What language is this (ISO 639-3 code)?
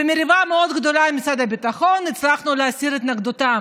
heb